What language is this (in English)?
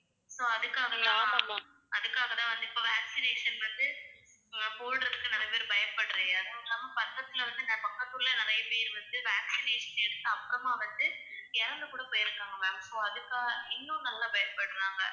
Tamil